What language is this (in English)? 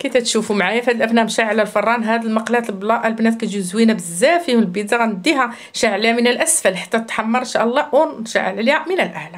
Arabic